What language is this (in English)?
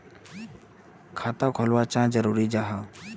Magahi